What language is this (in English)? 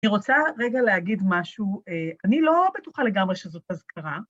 Hebrew